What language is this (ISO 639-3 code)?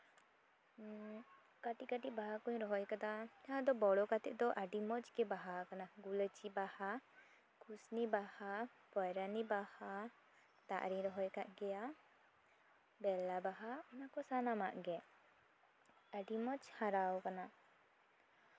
sat